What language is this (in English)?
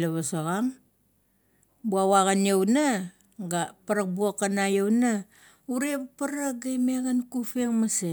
Kuot